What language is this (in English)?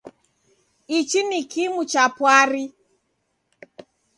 Taita